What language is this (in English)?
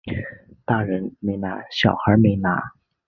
Chinese